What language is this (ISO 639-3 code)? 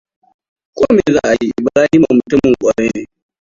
hau